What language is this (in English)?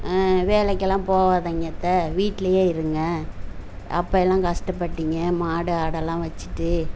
Tamil